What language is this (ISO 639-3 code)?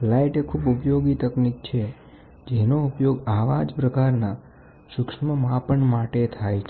guj